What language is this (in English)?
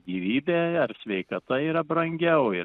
Lithuanian